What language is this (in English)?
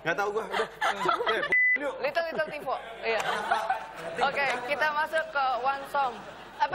Indonesian